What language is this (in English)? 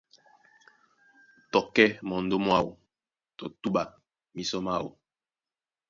Duala